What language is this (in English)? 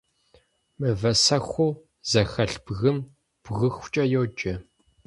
Kabardian